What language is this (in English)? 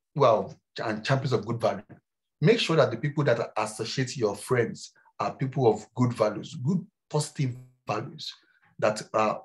English